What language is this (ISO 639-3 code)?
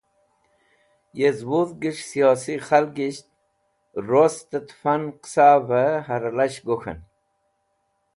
wbl